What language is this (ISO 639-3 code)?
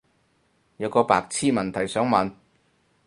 yue